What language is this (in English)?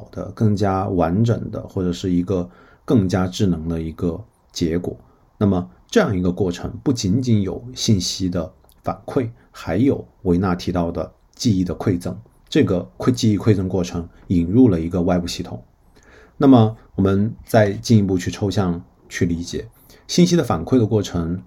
Chinese